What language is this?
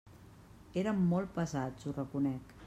Catalan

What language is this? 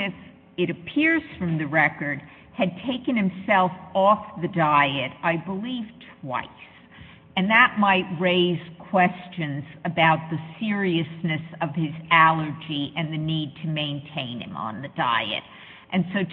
English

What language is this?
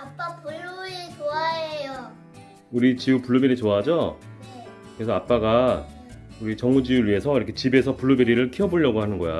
Korean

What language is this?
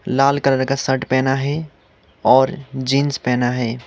Hindi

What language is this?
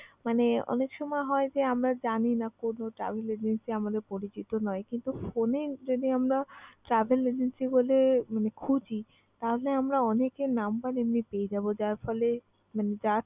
Bangla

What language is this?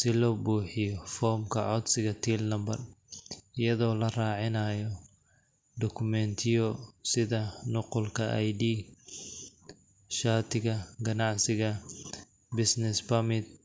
Somali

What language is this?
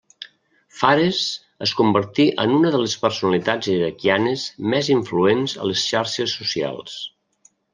Catalan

